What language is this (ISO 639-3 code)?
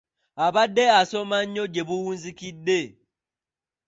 lug